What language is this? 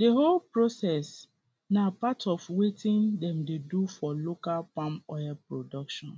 Nigerian Pidgin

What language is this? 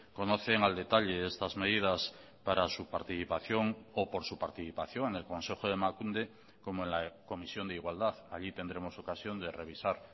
Spanish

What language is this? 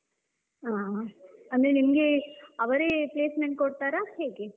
Kannada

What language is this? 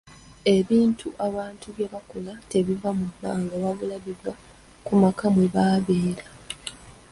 Ganda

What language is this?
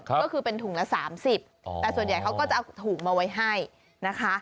Thai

